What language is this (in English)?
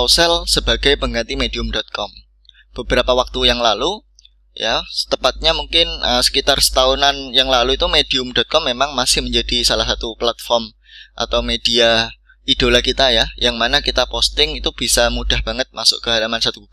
Indonesian